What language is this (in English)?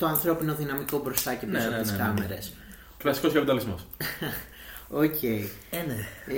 Greek